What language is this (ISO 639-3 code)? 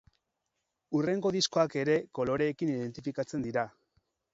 eus